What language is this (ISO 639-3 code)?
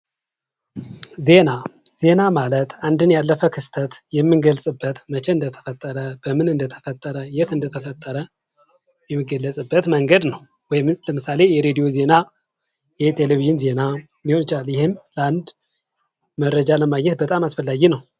amh